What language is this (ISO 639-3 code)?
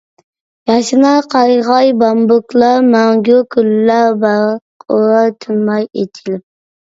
uig